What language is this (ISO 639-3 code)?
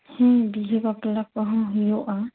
sat